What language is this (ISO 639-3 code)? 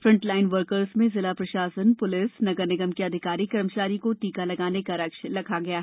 hin